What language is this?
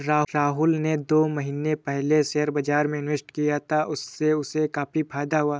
Hindi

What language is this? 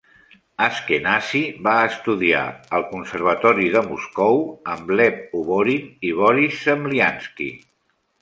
Catalan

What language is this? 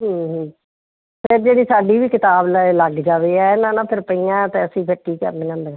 Punjabi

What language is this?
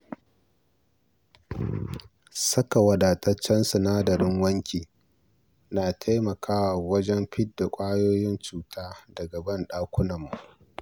Hausa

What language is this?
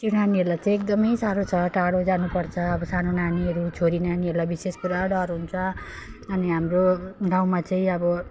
Nepali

